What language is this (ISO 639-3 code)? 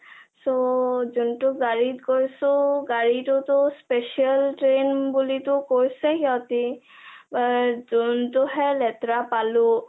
asm